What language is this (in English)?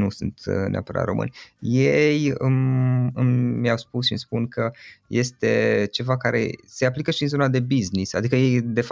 Romanian